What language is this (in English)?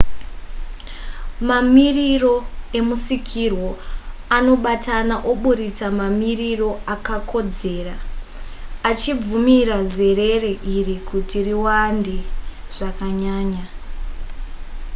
Shona